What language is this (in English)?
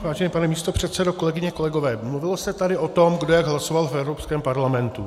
Czech